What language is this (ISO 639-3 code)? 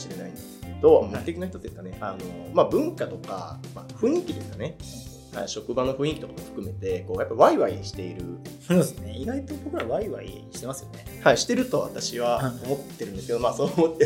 jpn